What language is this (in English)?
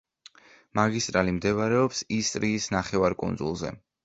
Georgian